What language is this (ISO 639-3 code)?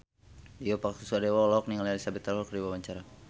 sun